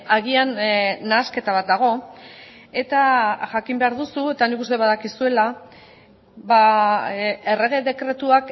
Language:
Basque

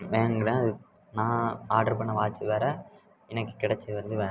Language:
Tamil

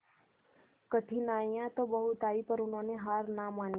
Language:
Hindi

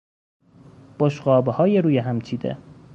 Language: Persian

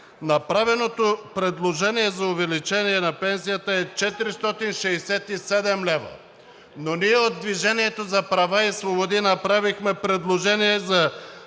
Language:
Bulgarian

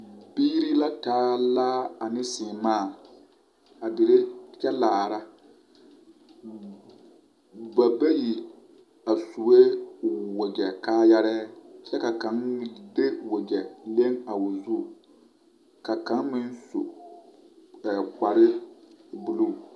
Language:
Southern Dagaare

